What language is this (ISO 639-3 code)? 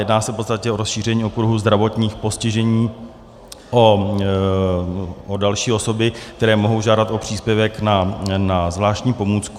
ces